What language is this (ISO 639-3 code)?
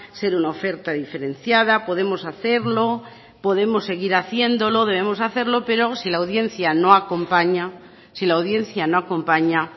spa